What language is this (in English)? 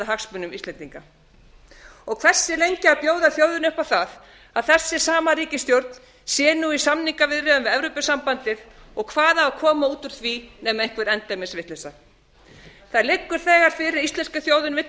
Icelandic